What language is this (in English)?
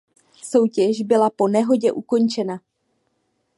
Czech